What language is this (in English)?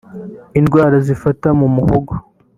Kinyarwanda